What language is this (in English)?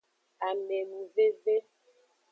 Aja (Benin)